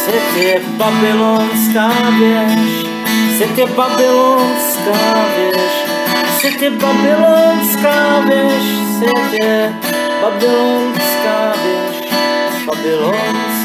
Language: Czech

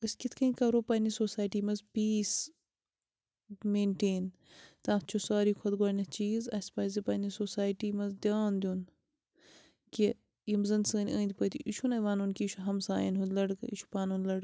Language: Kashmiri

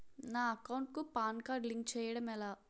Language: Telugu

